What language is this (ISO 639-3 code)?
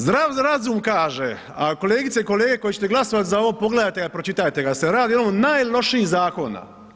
hrv